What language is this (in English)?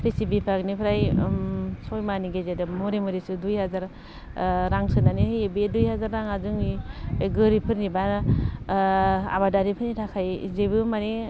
Bodo